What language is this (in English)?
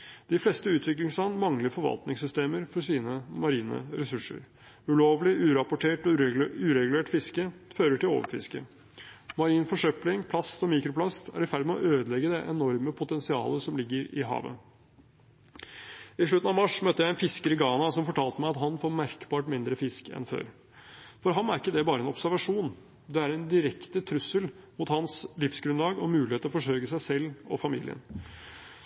Norwegian Bokmål